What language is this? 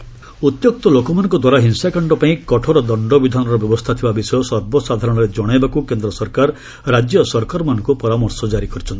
Odia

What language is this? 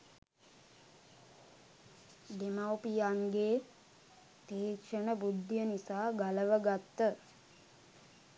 Sinhala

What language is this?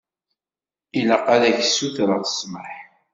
Kabyle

